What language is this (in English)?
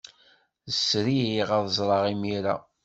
Kabyle